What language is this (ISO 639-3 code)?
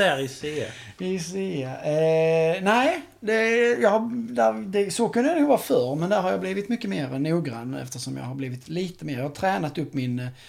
swe